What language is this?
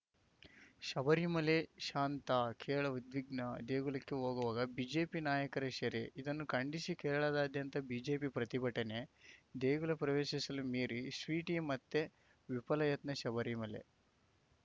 Kannada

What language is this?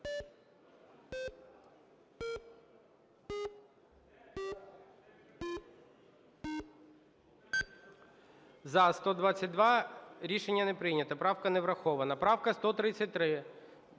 Ukrainian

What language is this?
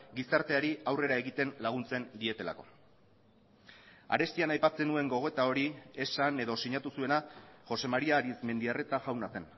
Basque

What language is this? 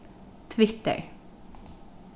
Faroese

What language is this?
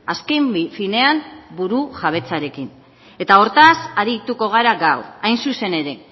Basque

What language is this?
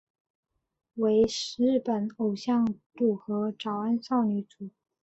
Chinese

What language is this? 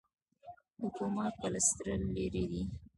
Pashto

